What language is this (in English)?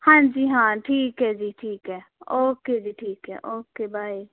Punjabi